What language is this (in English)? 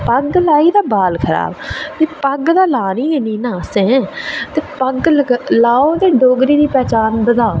Dogri